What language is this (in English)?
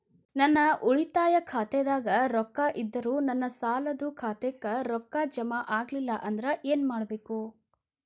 Kannada